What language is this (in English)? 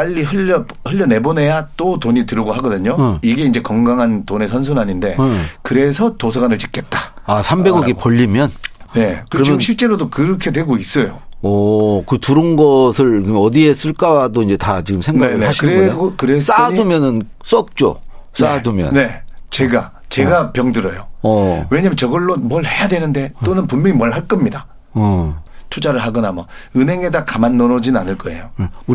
Korean